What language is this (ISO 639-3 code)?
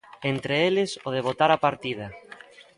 glg